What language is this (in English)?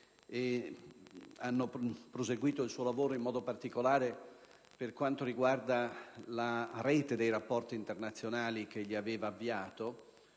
Italian